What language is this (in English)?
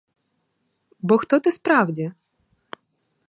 Ukrainian